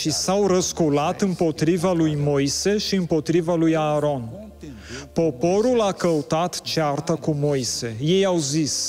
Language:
Romanian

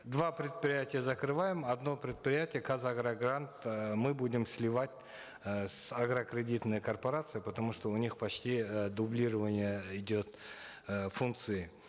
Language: Kazakh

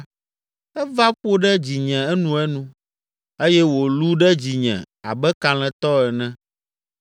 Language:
Ewe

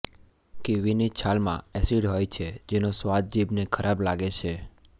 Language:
Gujarati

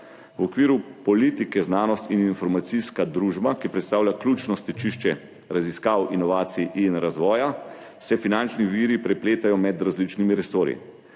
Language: Slovenian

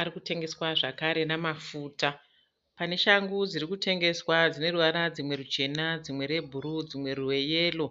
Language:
Shona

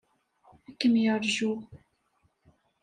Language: Kabyle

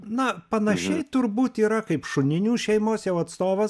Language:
Lithuanian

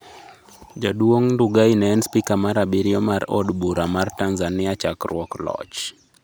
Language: Luo (Kenya and Tanzania)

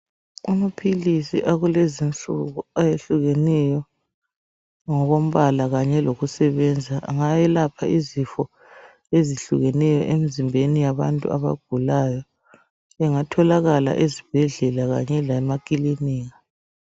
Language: North Ndebele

